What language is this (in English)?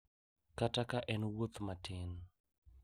Luo (Kenya and Tanzania)